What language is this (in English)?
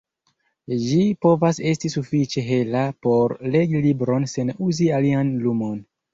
Esperanto